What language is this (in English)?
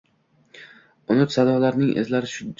Uzbek